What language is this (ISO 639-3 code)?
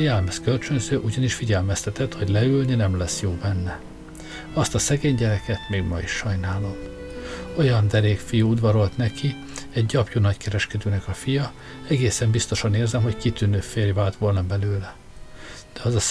hun